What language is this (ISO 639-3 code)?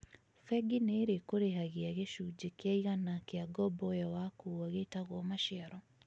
kik